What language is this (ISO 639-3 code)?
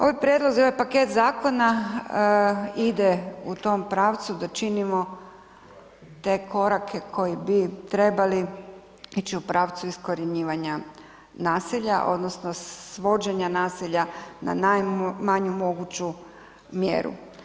hrv